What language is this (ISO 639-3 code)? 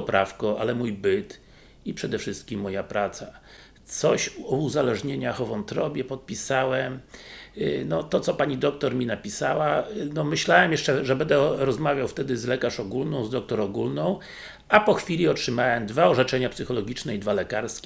pol